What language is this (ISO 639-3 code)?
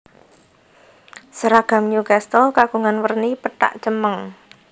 jav